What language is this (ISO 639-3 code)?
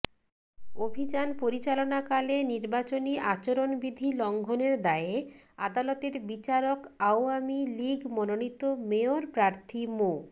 ben